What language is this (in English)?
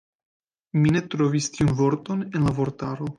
Esperanto